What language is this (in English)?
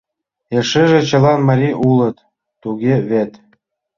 Mari